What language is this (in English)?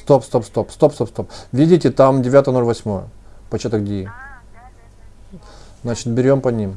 Russian